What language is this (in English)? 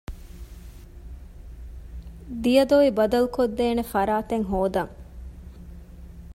Divehi